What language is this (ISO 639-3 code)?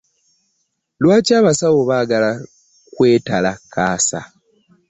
lug